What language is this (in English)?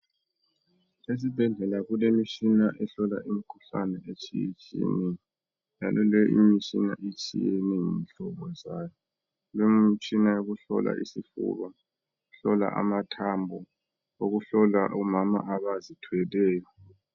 North Ndebele